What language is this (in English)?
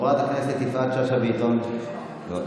Hebrew